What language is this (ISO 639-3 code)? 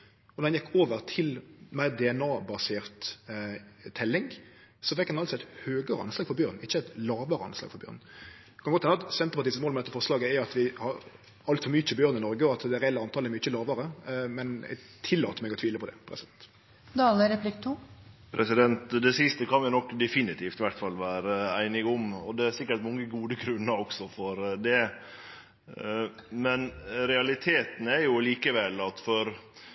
nno